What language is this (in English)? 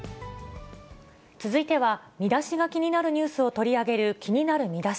Japanese